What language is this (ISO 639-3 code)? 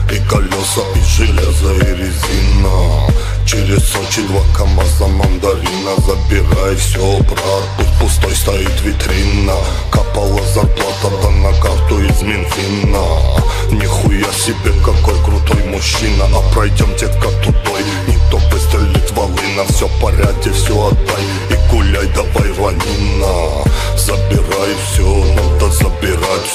rus